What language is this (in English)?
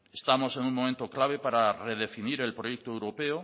Spanish